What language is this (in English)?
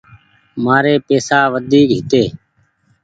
Goaria